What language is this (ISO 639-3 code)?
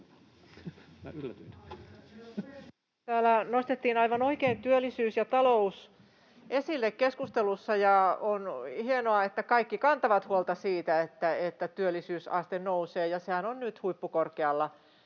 fin